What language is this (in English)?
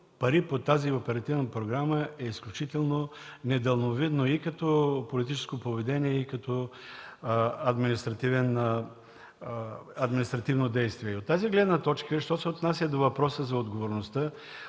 Bulgarian